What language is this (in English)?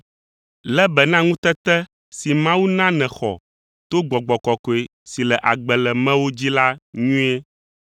Ewe